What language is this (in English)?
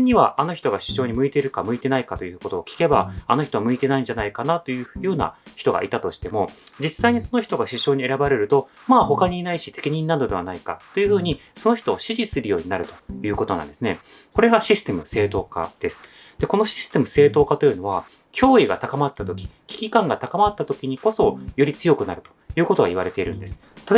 Japanese